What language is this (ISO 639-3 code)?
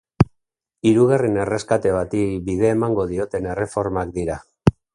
eus